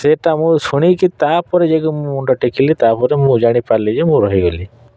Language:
Odia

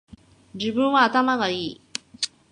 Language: Japanese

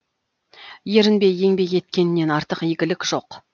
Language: Kazakh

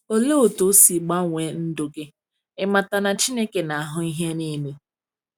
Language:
Igbo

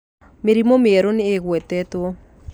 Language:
Kikuyu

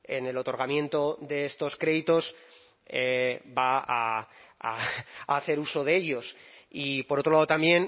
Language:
Spanish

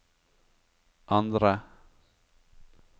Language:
Norwegian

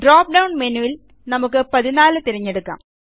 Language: Malayalam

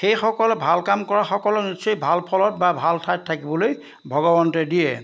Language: Assamese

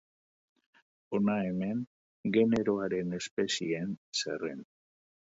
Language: Basque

